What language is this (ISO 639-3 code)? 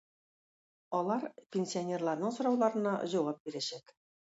tat